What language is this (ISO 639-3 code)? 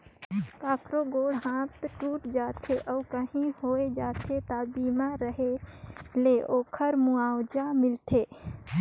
hne